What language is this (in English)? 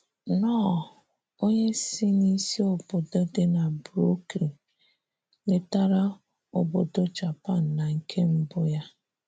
Igbo